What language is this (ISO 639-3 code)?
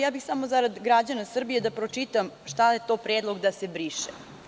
srp